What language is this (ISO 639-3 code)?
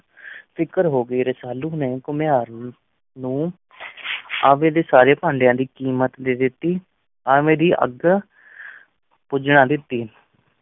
pan